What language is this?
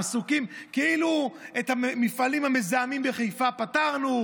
Hebrew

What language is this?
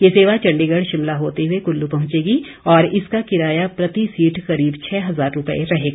Hindi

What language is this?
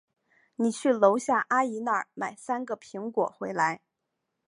Chinese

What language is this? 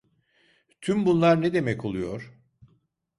Turkish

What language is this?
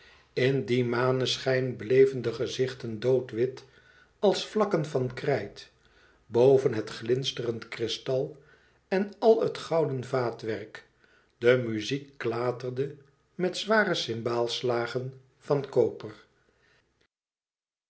Dutch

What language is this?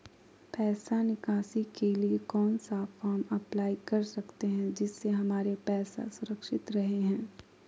Magahi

